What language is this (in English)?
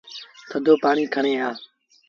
Sindhi Bhil